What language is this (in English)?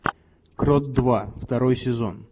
Russian